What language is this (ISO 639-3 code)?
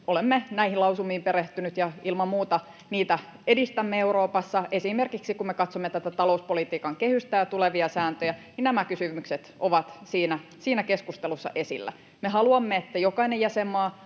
fin